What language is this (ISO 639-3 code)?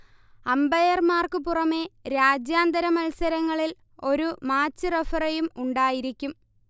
mal